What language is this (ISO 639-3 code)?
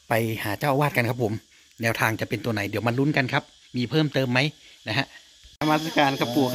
tha